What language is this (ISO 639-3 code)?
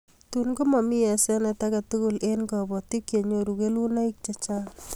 kln